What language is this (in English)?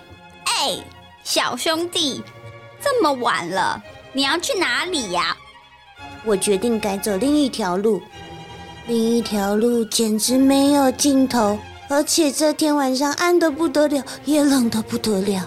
Chinese